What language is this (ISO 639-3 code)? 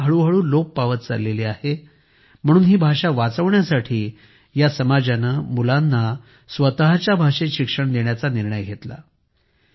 mar